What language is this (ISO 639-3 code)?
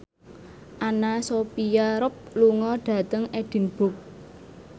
jav